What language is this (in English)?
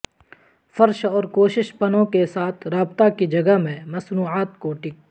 Urdu